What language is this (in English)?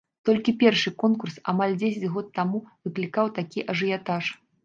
Belarusian